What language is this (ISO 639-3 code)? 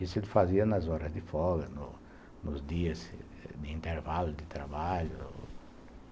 por